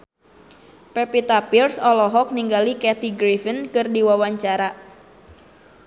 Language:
Sundanese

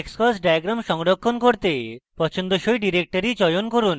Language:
Bangla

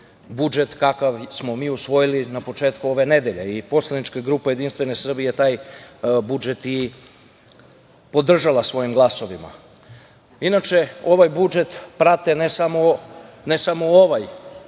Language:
Serbian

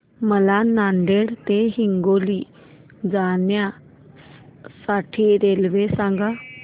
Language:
Marathi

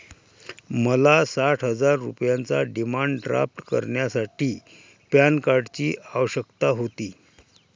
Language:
Marathi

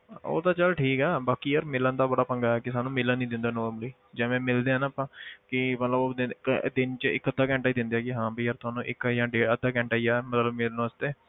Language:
Punjabi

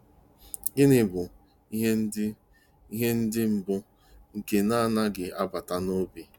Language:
Igbo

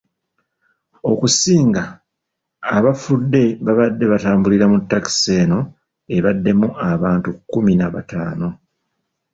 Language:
Ganda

